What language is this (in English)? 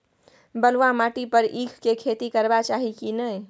Maithili